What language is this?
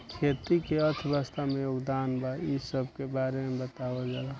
Bhojpuri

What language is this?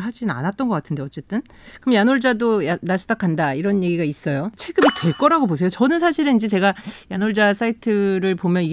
Korean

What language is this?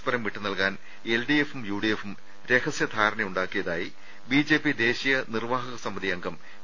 Malayalam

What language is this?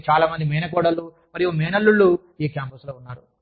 Telugu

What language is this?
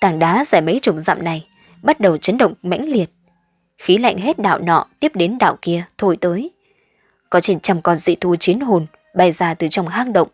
Vietnamese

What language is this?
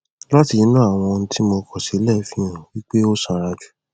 Yoruba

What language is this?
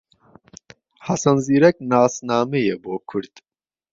Central Kurdish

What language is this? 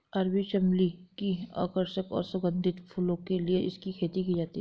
Hindi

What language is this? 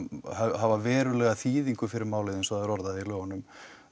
Icelandic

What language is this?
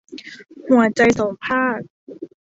Thai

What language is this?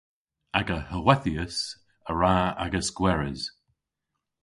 Cornish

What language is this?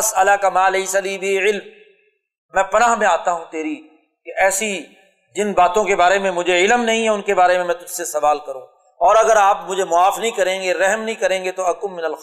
Urdu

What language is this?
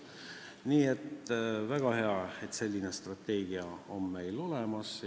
Estonian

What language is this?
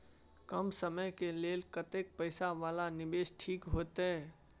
Maithili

